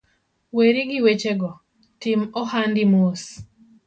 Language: Luo (Kenya and Tanzania)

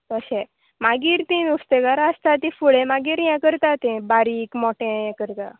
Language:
Konkani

